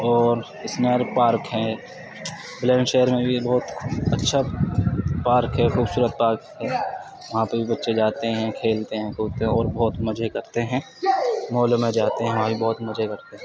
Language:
Urdu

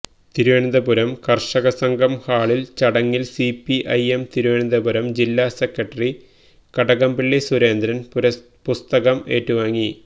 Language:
Malayalam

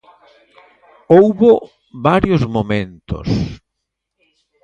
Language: Galician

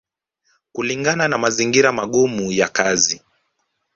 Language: Swahili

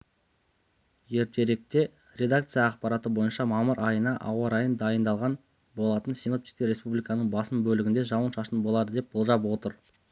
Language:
Kazakh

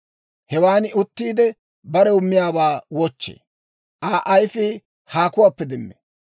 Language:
Dawro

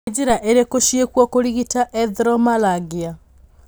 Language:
Kikuyu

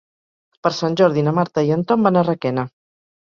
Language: Catalan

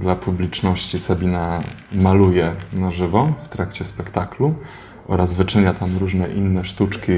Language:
Polish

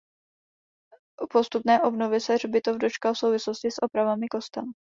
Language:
Czech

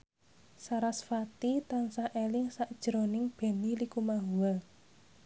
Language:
Javanese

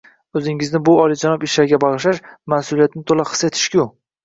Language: Uzbek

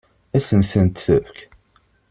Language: Kabyle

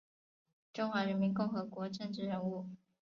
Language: Chinese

